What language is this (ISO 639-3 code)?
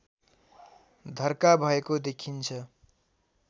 nep